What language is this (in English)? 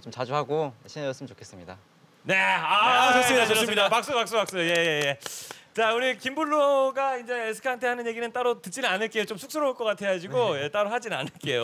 Korean